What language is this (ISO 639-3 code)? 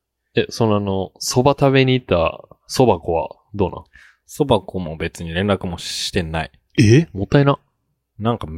jpn